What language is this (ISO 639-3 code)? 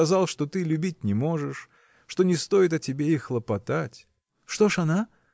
rus